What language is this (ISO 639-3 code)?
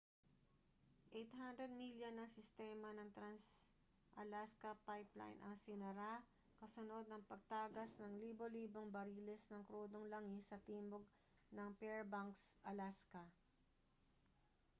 fil